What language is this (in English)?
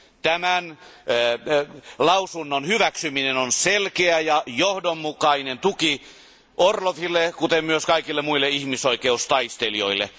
Finnish